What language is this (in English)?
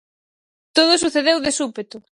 Galician